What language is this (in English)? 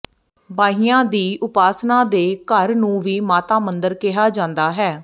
Punjabi